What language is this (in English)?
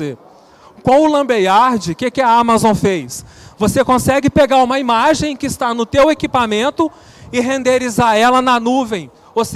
Portuguese